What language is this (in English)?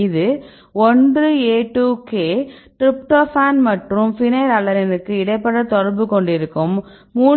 Tamil